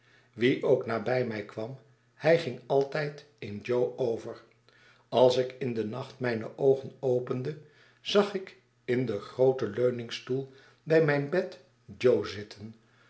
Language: Dutch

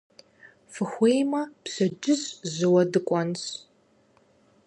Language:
Kabardian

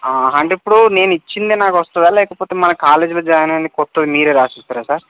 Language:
Telugu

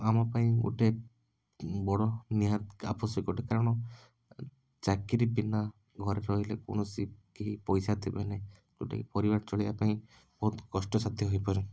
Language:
Odia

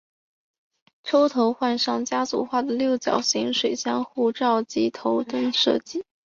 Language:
Chinese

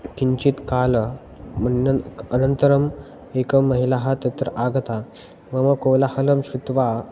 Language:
Sanskrit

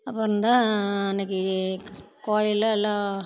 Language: Tamil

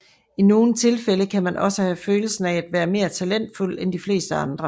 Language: Danish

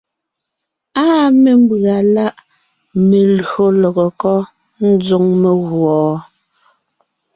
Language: Ngiemboon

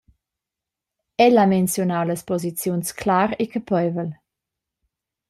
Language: Romansh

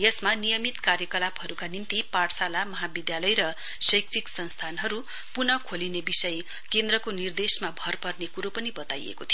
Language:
Nepali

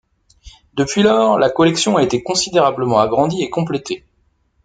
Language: French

